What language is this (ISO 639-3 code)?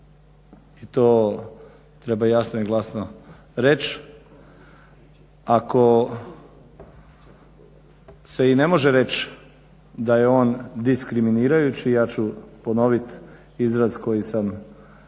hrv